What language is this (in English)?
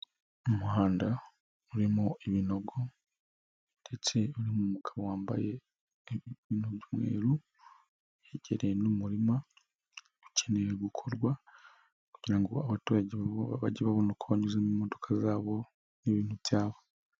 Kinyarwanda